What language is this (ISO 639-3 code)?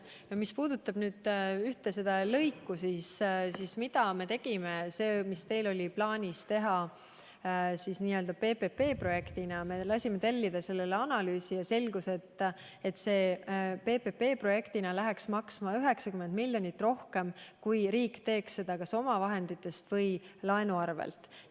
est